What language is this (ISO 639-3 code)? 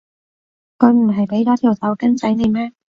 yue